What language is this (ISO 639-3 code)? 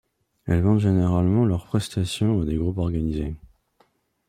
fra